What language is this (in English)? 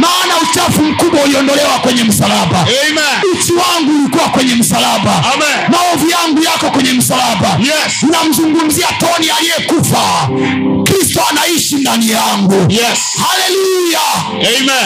Swahili